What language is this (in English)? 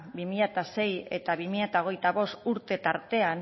Basque